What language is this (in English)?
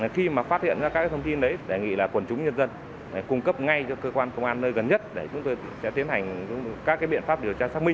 Vietnamese